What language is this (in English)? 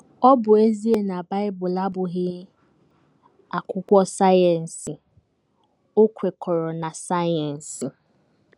Igbo